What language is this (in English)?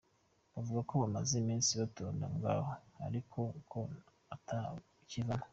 Kinyarwanda